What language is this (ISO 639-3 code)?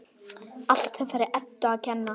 isl